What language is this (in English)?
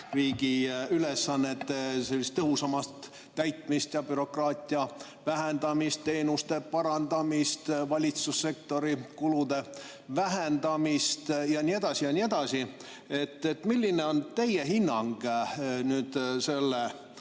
Estonian